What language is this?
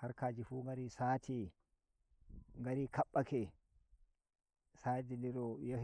Nigerian Fulfulde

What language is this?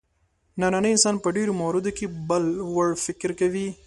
Pashto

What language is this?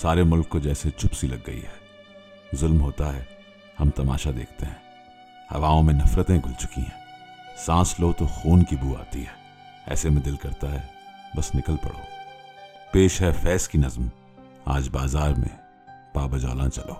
Urdu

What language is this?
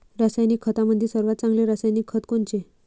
Marathi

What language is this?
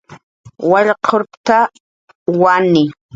Jaqaru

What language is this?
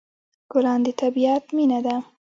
Pashto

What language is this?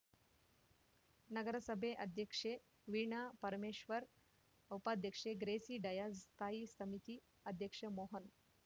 Kannada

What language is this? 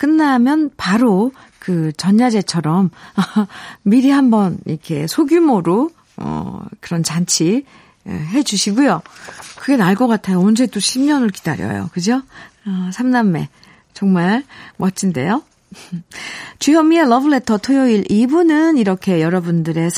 Korean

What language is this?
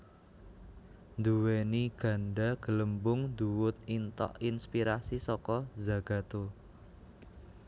Javanese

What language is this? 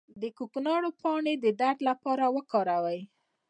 Pashto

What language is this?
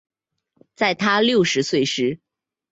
Chinese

